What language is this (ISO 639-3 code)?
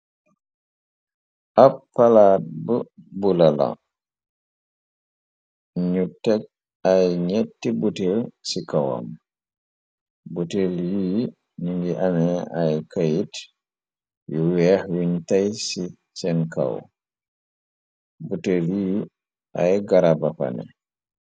wol